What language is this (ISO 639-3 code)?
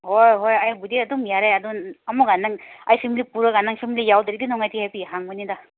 mni